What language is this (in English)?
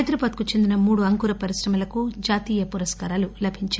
Telugu